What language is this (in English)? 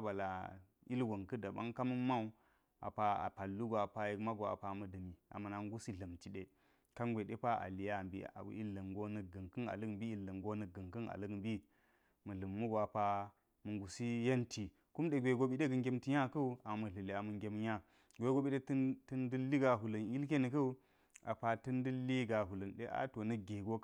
Geji